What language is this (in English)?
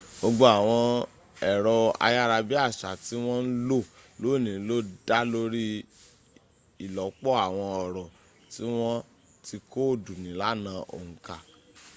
Yoruba